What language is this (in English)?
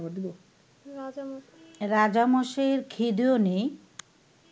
Bangla